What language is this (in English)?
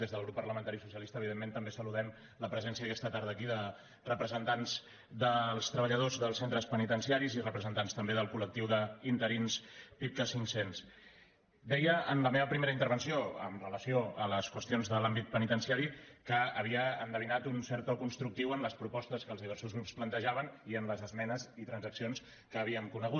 Catalan